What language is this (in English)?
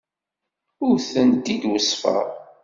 Kabyle